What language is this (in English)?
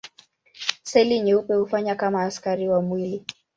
Swahili